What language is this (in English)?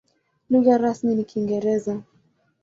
Swahili